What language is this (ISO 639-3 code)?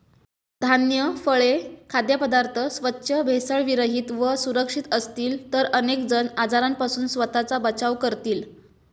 mar